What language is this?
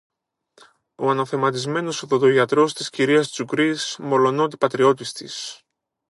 Greek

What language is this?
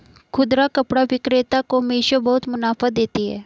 Hindi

